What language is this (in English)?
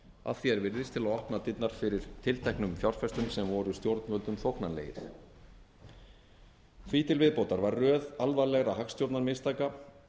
Icelandic